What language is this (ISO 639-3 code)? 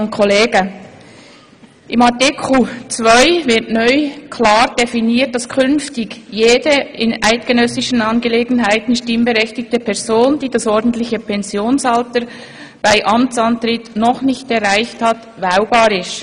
gsw